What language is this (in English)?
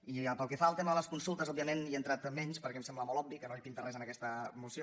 Catalan